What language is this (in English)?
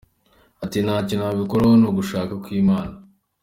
Kinyarwanda